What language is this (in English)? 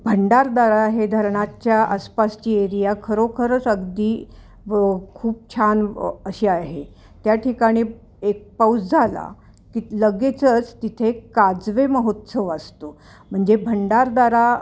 Marathi